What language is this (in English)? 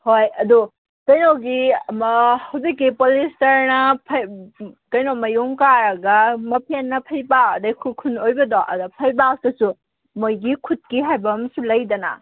Manipuri